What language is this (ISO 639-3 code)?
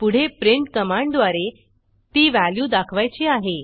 mar